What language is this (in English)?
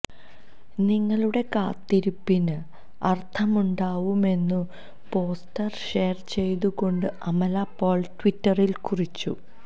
Malayalam